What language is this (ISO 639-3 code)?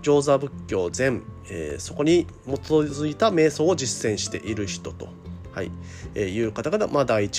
jpn